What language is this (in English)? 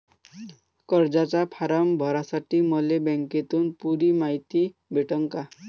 Marathi